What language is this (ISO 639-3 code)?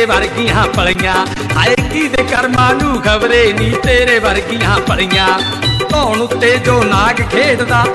pan